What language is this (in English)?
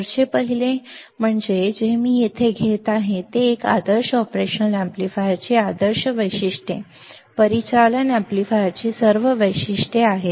Marathi